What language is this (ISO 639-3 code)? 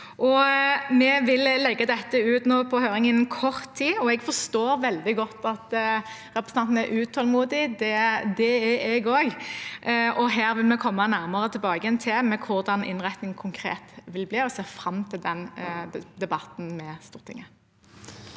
nor